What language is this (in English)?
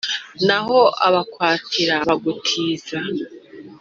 Kinyarwanda